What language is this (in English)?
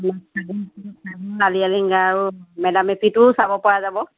Assamese